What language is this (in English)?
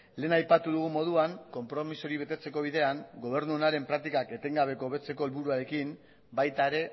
Basque